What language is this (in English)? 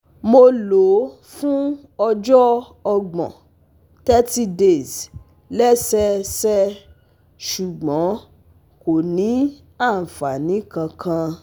Yoruba